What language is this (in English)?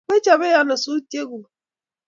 Kalenjin